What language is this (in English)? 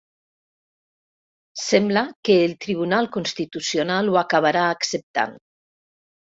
Catalan